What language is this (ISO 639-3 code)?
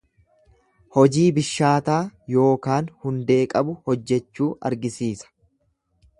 orm